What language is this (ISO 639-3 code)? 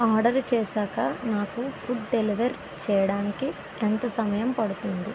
tel